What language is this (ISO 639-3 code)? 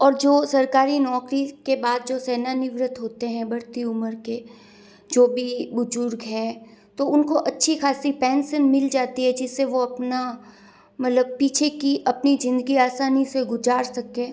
hin